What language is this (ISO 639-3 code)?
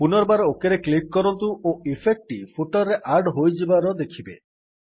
ori